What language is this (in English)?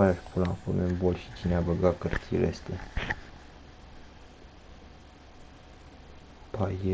Romanian